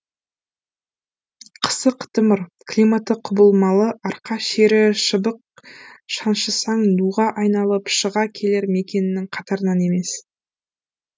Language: Kazakh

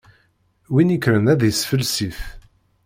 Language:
Kabyle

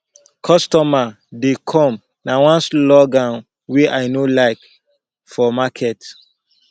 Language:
Nigerian Pidgin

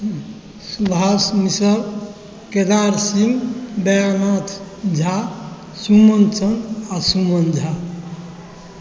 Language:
Maithili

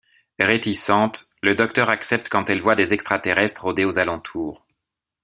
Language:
French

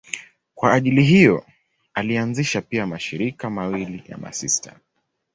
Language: Swahili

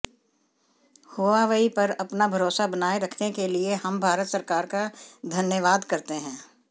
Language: Hindi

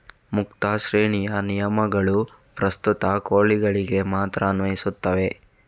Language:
Kannada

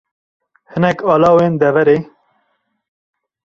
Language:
Kurdish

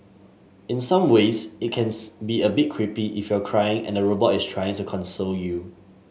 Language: English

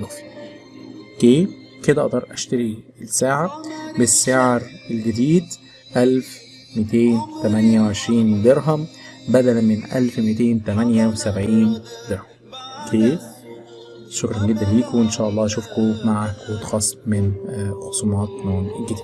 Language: Arabic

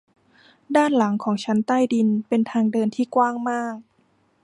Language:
Thai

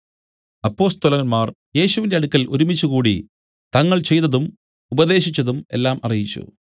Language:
Malayalam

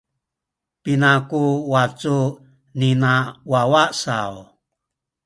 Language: Sakizaya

